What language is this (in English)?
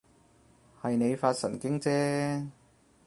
Cantonese